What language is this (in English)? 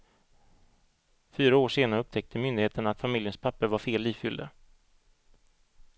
Swedish